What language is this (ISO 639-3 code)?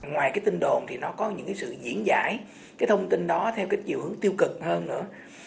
vie